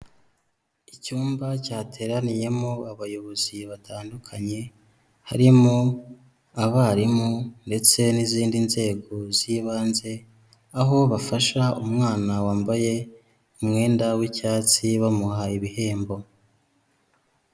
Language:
Kinyarwanda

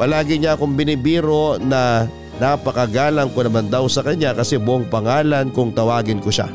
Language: Filipino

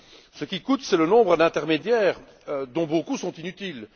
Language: French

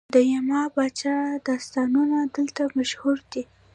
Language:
Pashto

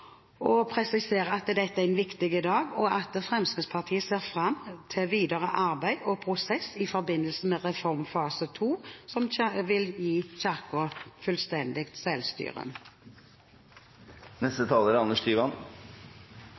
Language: Norwegian Bokmål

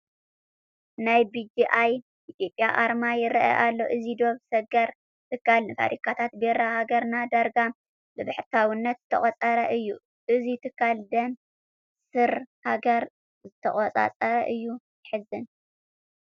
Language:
Tigrinya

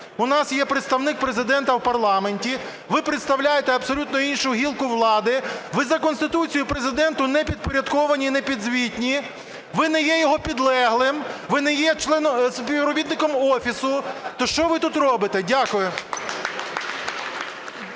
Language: Ukrainian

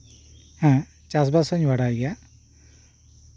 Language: Santali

